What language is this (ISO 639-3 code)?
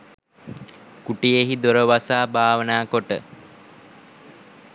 sin